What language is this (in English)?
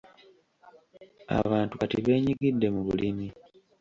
Ganda